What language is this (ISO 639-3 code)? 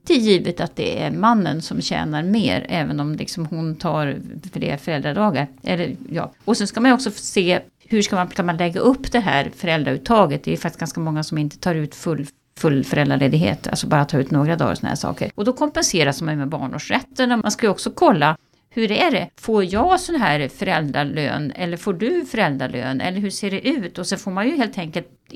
swe